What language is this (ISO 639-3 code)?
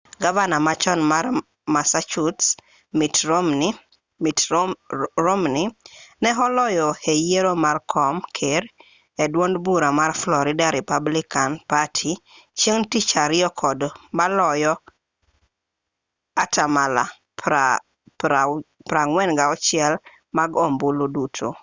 luo